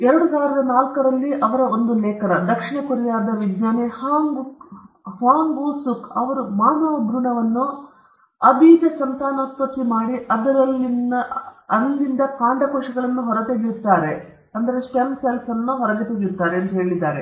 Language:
Kannada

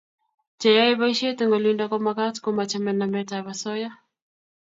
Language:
Kalenjin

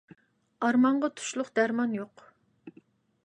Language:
Uyghur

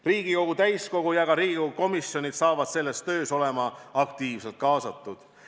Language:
Estonian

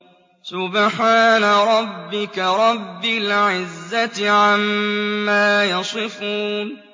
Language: Arabic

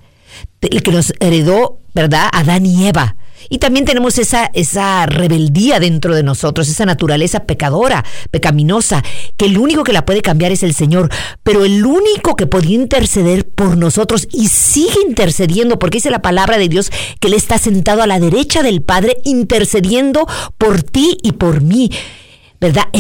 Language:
Spanish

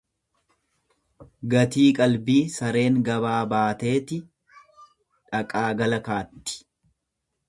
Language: Oromo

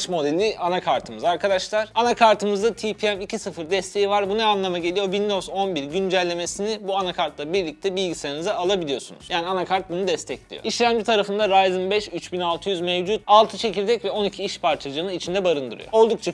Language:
Turkish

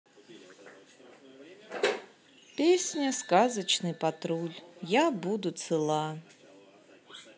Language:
Russian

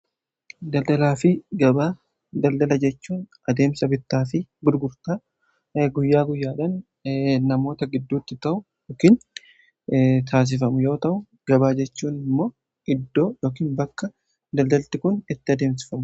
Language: Oromo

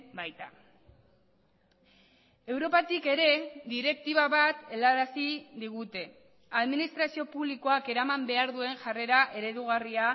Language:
Basque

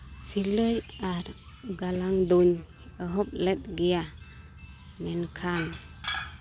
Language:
Santali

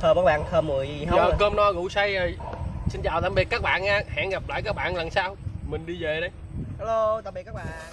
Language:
Vietnamese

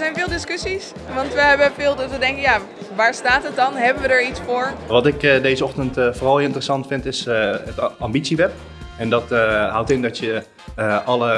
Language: Dutch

